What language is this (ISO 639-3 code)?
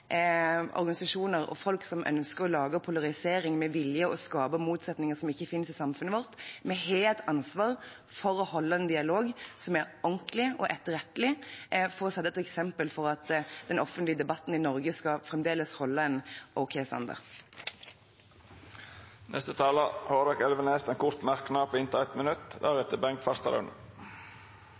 nor